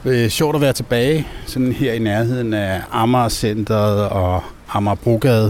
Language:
Danish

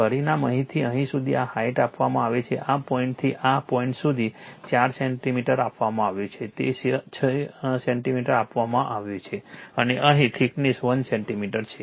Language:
Gujarati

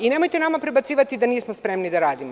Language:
Serbian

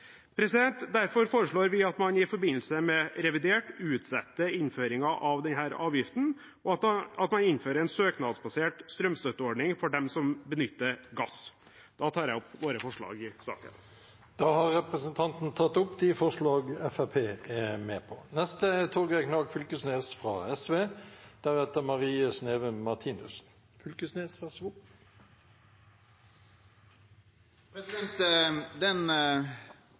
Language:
Norwegian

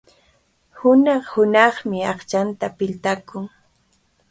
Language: Cajatambo North Lima Quechua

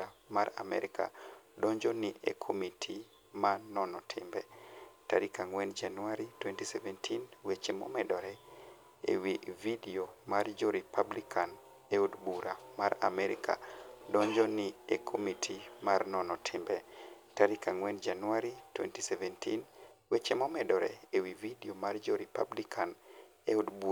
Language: Luo (Kenya and Tanzania)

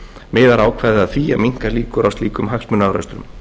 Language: Icelandic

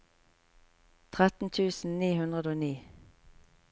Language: Norwegian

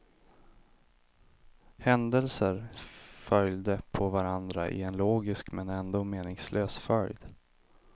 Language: Swedish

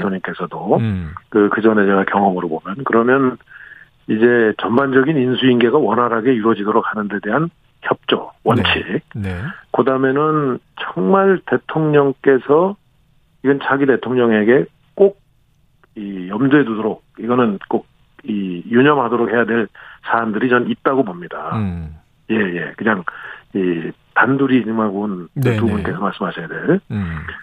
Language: Korean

